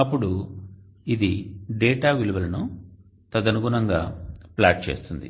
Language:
Telugu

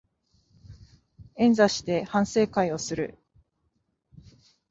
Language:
Japanese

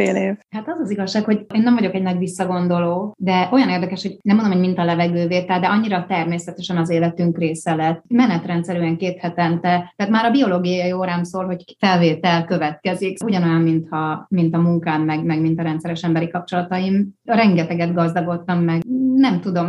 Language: Hungarian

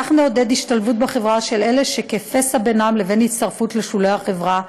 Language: Hebrew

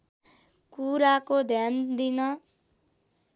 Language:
Nepali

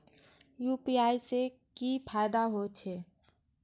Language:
Maithili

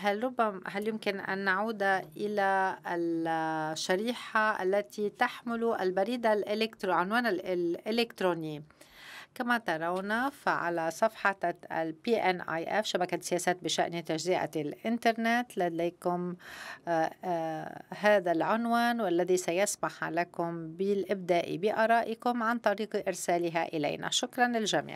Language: Arabic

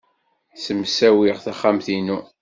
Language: Kabyle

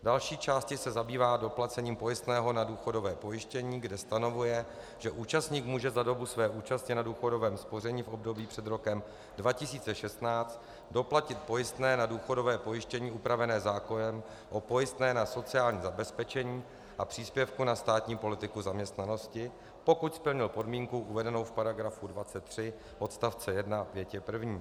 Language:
Czech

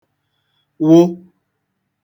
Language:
Igbo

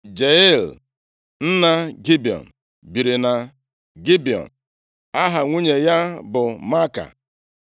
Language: Igbo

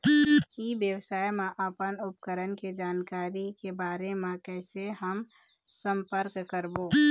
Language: Chhattisgarhi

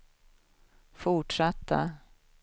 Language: Swedish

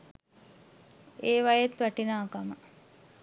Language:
Sinhala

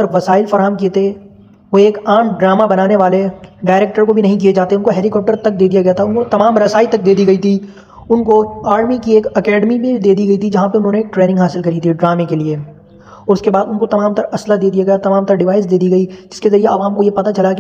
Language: Hindi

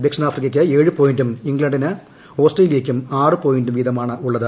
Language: Malayalam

